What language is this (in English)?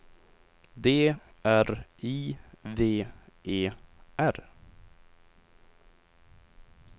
Swedish